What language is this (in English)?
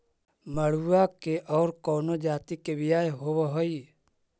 Magahi